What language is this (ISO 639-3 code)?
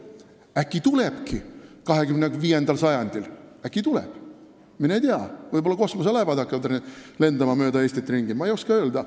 est